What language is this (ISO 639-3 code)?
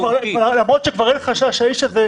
heb